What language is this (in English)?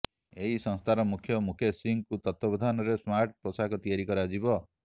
Odia